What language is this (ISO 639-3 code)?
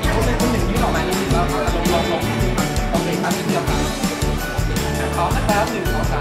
tha